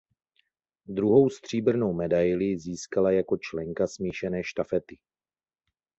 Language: Czech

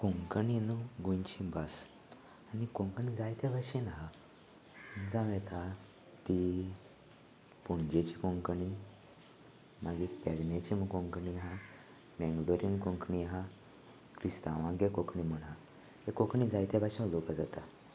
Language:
Konkani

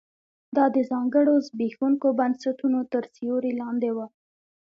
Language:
Pashto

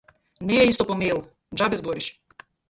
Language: Macedonian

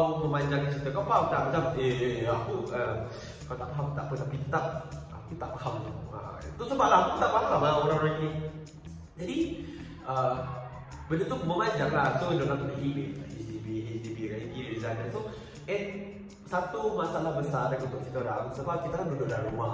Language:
Malay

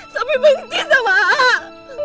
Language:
Indonesian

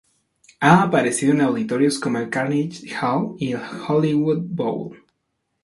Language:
Spanish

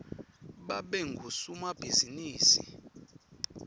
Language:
Swati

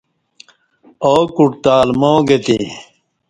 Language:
Kati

